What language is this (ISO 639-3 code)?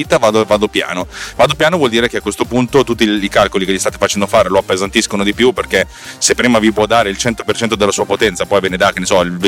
ita